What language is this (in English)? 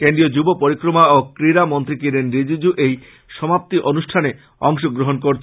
Bangla